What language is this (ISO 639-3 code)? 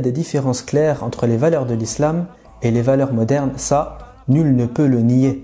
fra